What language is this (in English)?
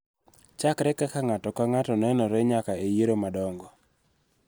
Luo (Kenya and Tanzania)